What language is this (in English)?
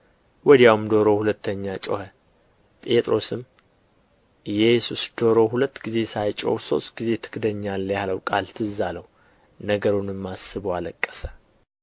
Amharic